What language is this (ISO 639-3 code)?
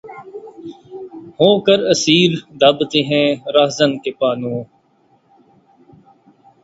urd